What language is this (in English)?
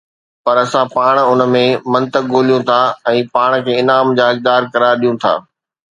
Sindhi